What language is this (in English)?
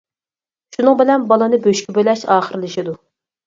Uyghur